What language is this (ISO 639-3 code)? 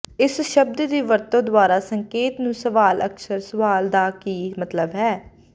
pan